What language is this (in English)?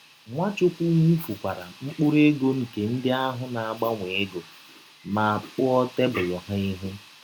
Igbo